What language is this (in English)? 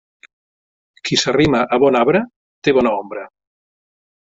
Catalan